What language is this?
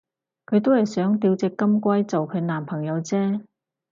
Cantonese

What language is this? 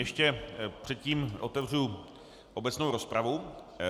Czech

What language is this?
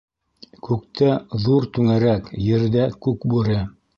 Bashkir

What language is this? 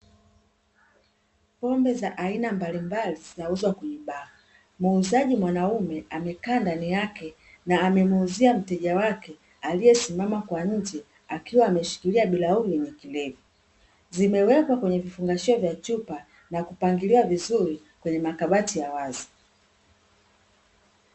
Swahili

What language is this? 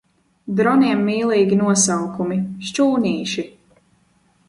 Latvian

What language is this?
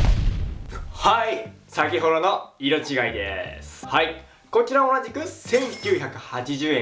Japanese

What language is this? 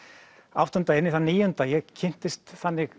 Icelandic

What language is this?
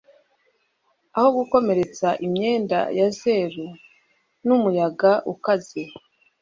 Kinyarwanda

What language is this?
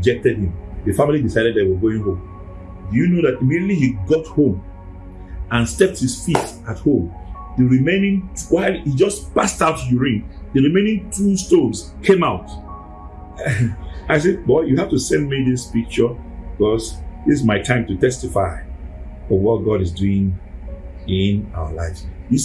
English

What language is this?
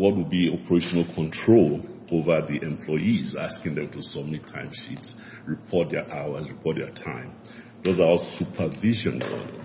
English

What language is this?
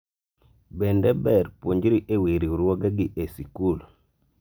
Luo (Kenya and Tanzania)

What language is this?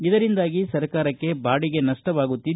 Kannada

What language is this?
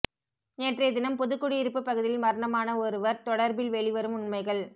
Tamil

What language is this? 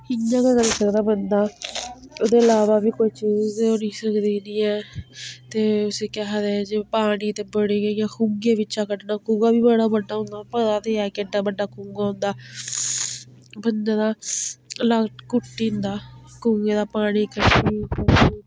Dogri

